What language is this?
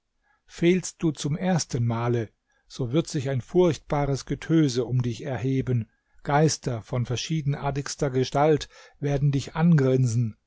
German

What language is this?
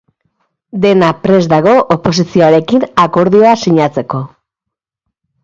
Basque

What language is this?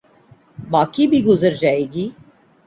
Urdu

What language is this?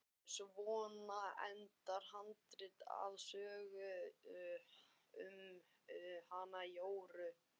Icelandic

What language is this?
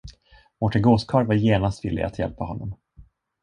Swedish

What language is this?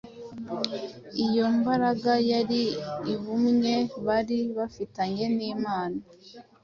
Kinyarwanda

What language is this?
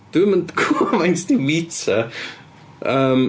Welsh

